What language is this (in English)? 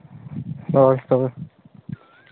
Santali